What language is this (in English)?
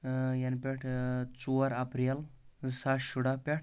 Kashmiri